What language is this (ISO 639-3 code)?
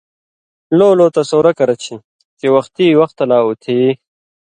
mvy